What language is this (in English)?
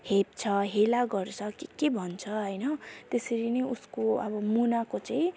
Nepali